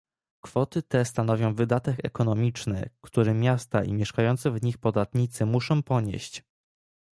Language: Polish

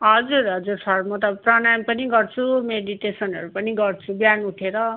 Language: Nepali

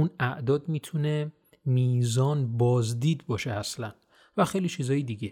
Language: Persian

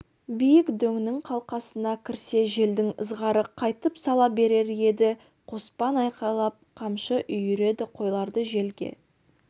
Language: Kazakh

